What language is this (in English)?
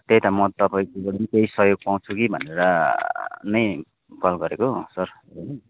Nepali